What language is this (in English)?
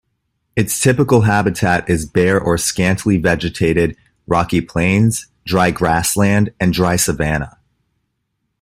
English